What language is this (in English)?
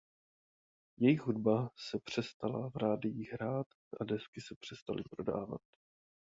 Czech